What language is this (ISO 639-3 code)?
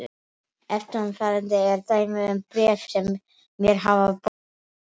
isl